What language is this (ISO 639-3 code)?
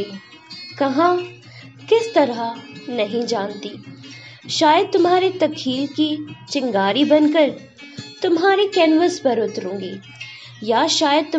hin